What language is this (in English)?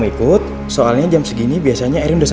Indonesian